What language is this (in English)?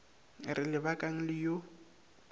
Northern Sotho